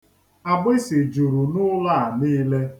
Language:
Igbo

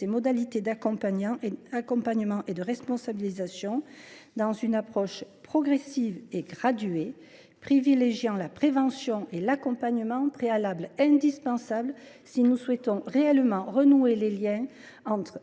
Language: French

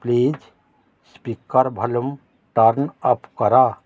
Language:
Odia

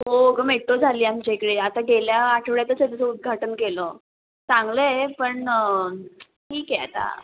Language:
Marathi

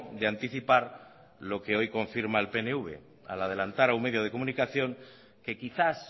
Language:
Spanish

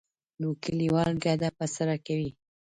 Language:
Pashto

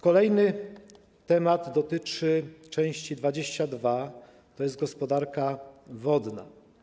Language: Polish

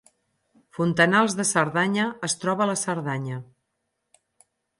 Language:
Catalan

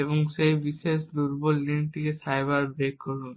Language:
Bangla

